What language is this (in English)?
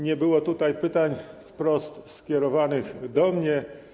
Polish